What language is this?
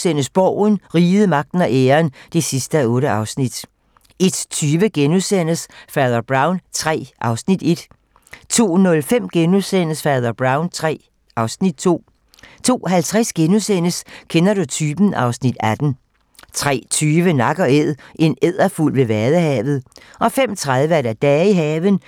Danish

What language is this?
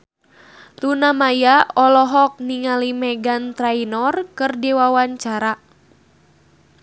Sundanese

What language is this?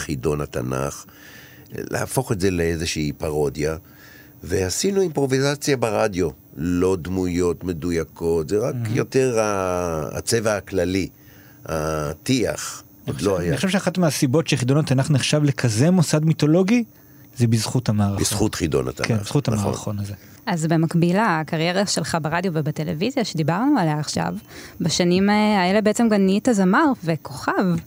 Hebrew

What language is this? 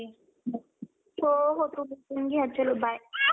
Marathi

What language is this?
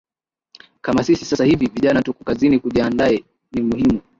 Swahili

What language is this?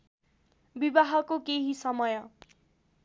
Nepali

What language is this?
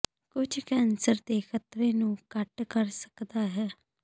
Punjabi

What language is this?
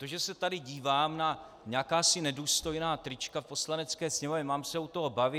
Czech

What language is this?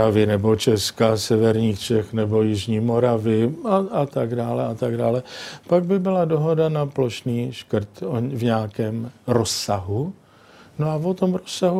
Czech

